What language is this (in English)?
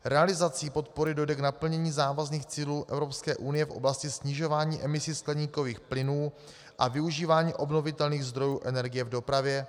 Czech